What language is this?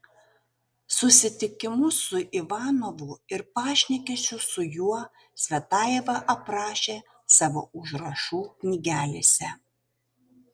Lithuanian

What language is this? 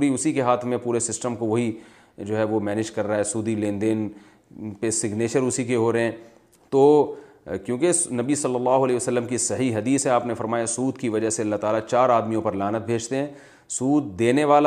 Urdu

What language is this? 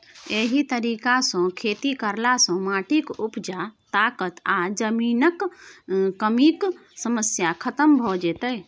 Maithili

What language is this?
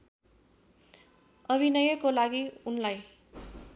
Nepali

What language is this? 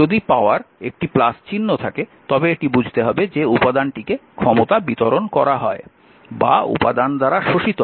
Bangla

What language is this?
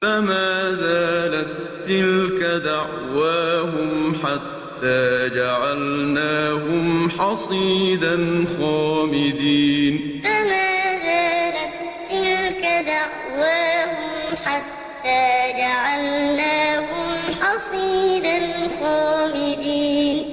Arabic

